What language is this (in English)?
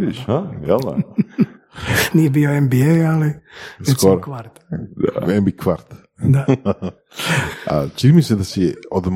Croatian